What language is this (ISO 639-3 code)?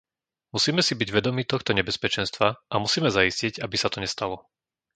slk